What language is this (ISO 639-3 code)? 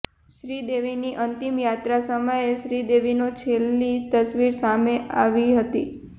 guj